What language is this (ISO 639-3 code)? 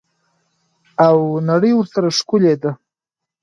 pus